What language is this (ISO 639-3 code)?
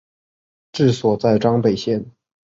zho